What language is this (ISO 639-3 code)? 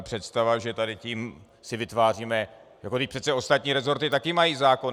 ces